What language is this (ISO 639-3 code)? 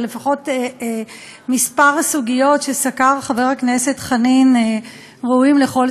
heb